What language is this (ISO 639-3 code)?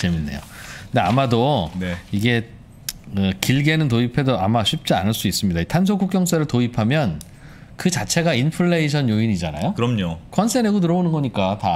kor